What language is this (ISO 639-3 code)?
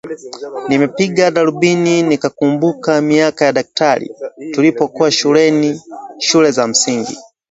swa